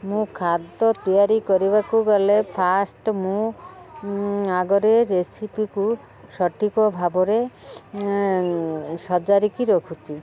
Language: Odia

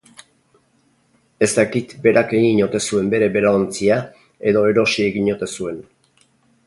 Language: Basque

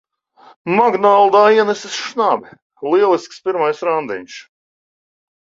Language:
Latvian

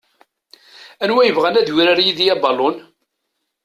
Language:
Kabyle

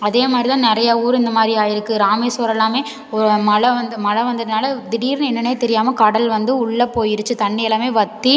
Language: Tamil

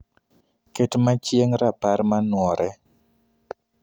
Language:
Luo (Kenya and Tanzania)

